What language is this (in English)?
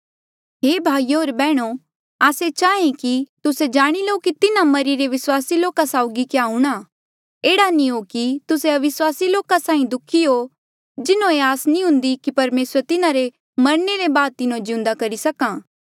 Mandeali